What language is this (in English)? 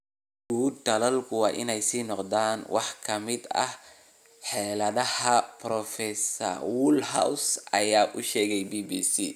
Somali